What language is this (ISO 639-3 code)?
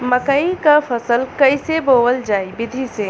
bho